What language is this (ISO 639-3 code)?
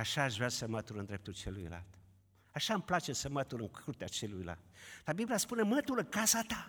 ron